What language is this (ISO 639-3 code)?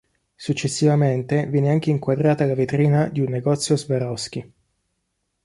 ita